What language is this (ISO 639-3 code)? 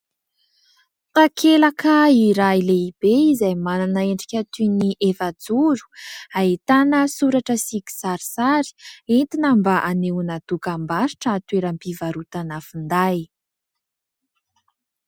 mlg